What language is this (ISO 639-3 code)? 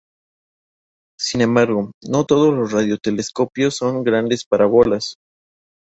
spa